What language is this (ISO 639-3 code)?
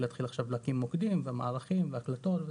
heb